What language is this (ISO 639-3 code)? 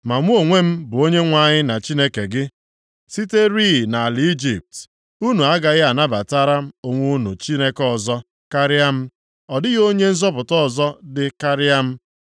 ibo